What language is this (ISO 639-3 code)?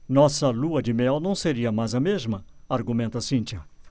por